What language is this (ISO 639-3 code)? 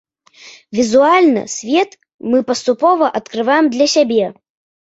bel